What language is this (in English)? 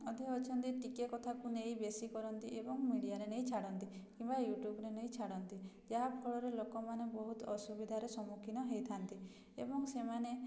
Odia